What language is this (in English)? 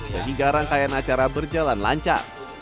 Indonesian